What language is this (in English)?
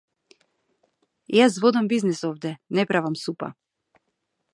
Macedonian